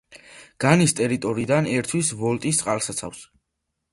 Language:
Georgian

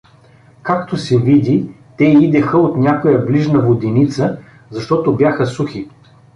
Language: Bulgarian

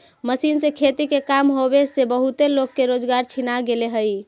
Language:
Magahi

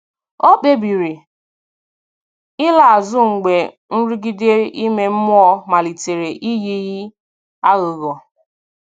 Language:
Igbo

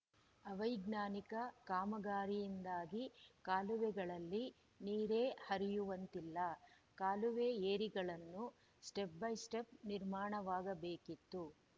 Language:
Kannada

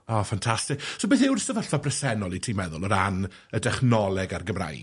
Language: Welsh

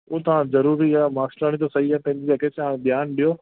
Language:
Sindhi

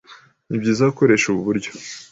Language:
Kinyarwanda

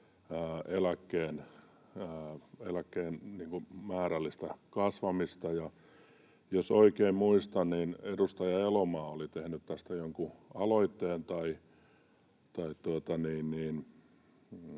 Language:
Finnish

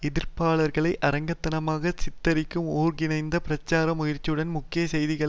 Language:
Tamil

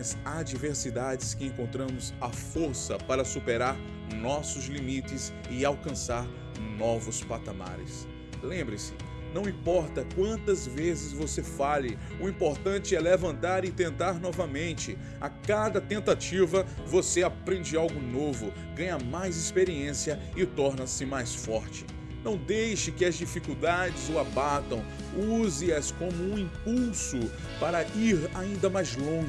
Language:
Portuguese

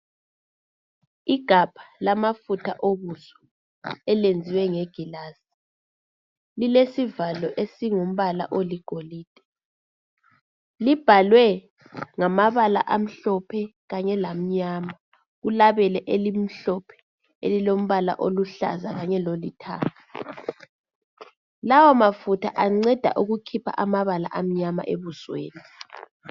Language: North Ndebele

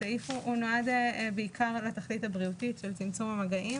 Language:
Hebrew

